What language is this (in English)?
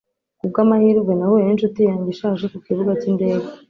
Kinyarwanda